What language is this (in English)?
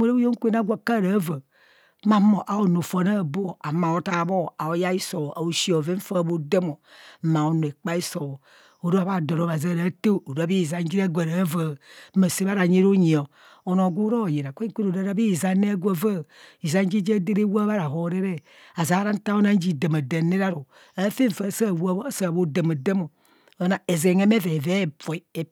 Kohumono